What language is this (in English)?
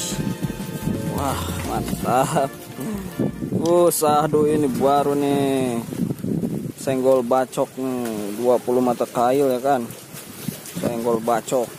Indonesian